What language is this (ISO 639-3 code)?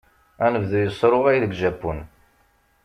kab